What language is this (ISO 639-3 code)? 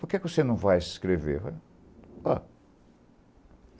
por